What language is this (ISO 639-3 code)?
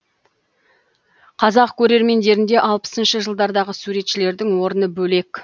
kaz